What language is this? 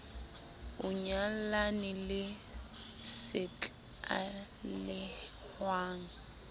Southern Sotho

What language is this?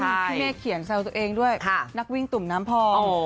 Thai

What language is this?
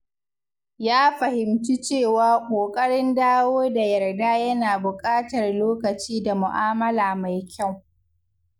Hausa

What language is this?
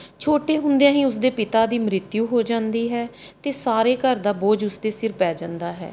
Punjabi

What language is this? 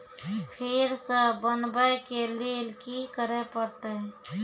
Maithili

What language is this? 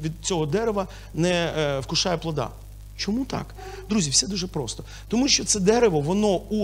Ukrainian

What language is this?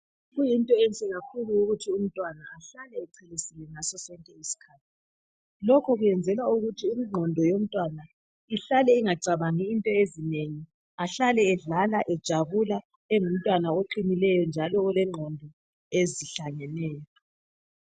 North Ndebele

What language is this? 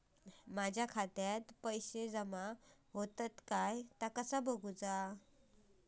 Marathi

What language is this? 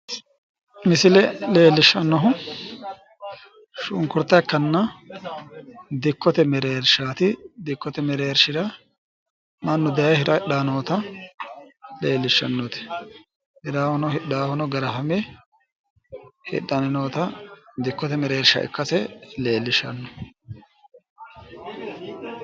Sidamo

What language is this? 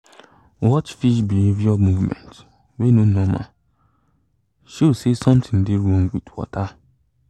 Nigerian Pidgin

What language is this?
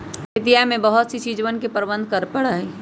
Magahi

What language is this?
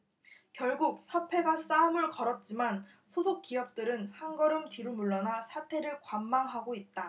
Korean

